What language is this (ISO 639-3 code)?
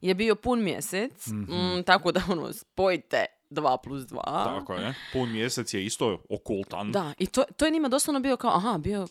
hrv